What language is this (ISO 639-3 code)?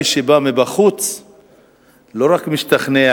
heb